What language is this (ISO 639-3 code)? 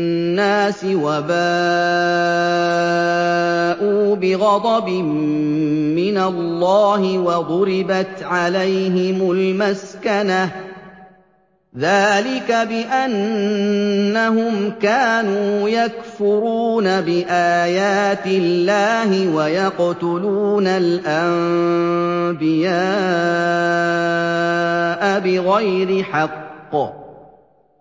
ara